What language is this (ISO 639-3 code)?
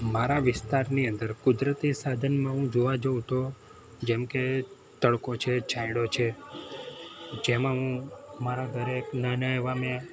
guj